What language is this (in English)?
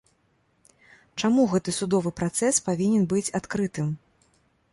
Belarusian